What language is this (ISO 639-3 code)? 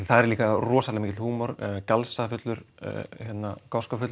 isl